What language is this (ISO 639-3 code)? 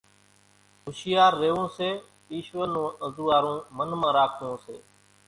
gjk